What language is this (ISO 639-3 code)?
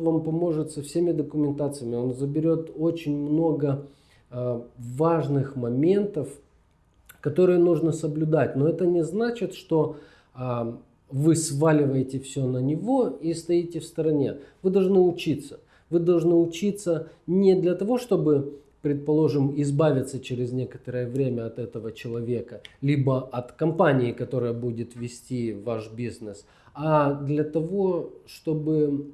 rus